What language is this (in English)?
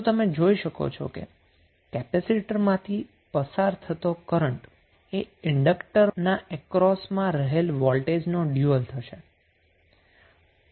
Gujarati